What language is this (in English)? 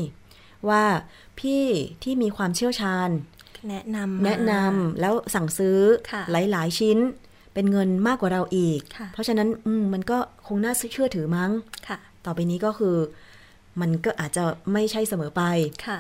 Thai